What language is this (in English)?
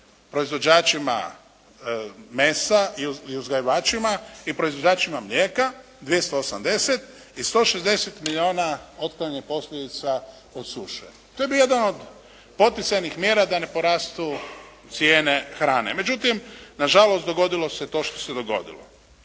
Croatian